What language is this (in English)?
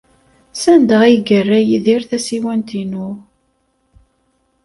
Kabyle